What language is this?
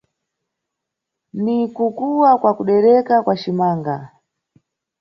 Nyungwe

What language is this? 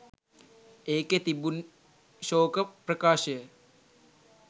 Sinhala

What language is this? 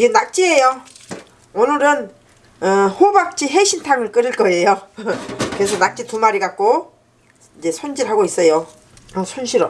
Korean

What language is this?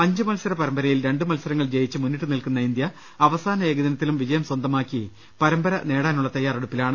Malayalam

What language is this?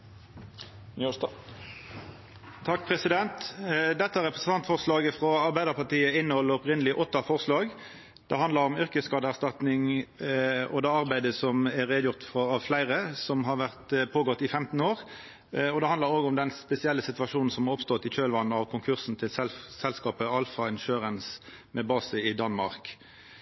Norwegian Nynorsk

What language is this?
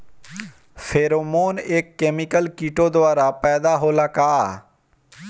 Bhojpuri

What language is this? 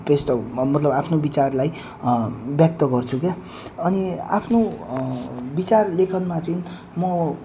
Nepali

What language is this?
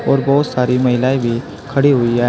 Hindi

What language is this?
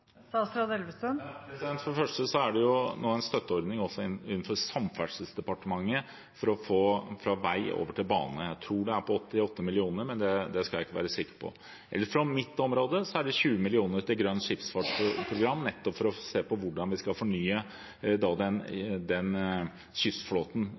Norwegian Bokmål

